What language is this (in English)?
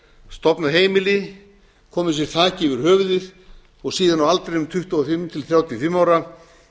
Icelandic